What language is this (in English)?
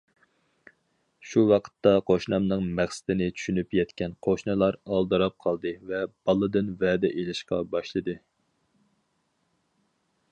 Uyghur